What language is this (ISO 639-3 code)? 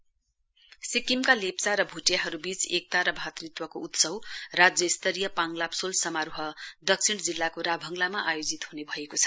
nep